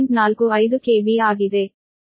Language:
Kannada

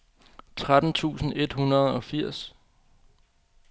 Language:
Danish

